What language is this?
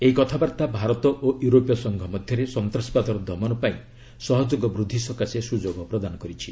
Odia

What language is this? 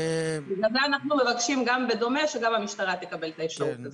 Hebrew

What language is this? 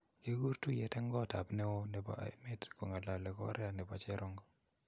Kalenjin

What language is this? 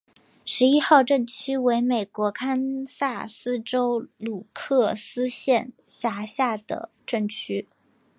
Chinese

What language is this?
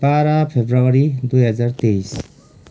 Nepali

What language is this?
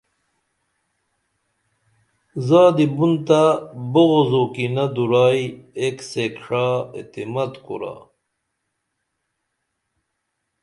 Dameli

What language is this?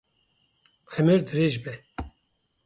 Kurdish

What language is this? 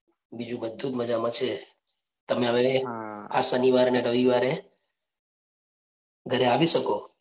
Gujarati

